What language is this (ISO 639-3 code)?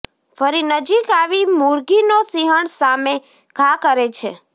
guj